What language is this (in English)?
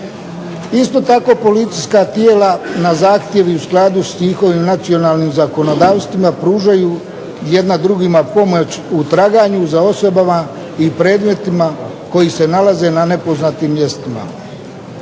Croatian